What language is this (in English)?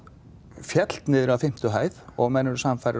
Icelandic